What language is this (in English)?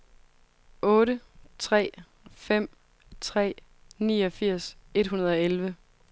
Danish